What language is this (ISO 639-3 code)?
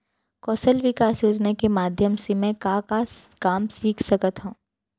hne